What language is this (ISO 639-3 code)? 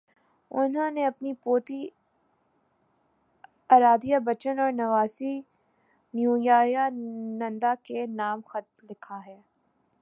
urd